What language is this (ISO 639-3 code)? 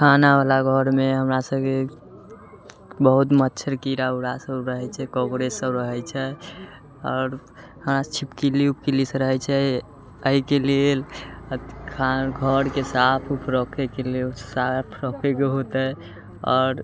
mai